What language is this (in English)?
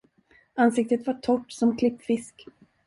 Swedish